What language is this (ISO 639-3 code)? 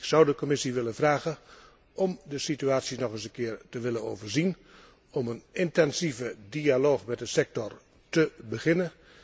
nld